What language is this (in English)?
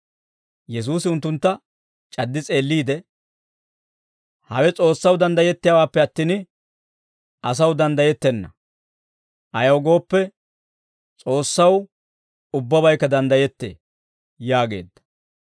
Dawro